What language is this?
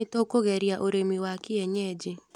Kikuyu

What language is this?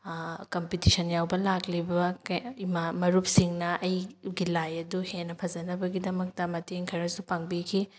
Manipuri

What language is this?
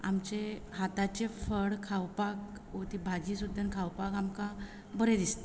Konkani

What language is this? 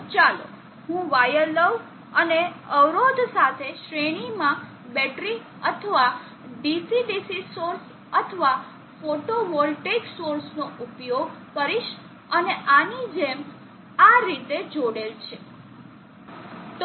Gujarati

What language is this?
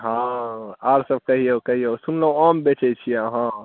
Maithili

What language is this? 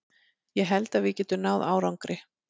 Icelandic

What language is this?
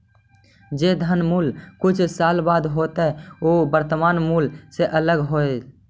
Magahi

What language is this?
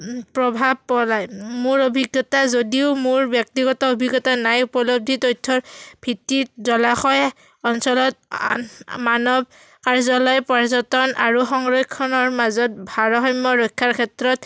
Assamese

